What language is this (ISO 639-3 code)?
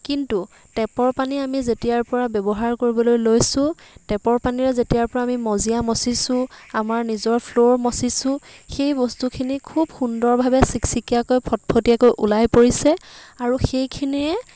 asm